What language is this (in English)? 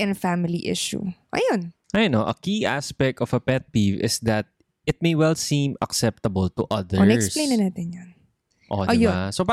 Filipino